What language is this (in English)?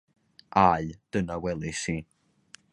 Welsh